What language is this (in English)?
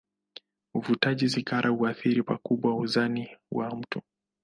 Swahili